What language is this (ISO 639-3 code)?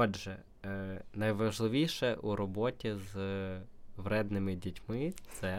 ukr